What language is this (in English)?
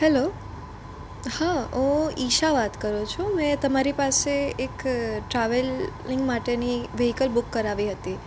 Gujarati